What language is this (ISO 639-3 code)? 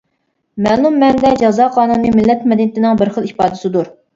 uig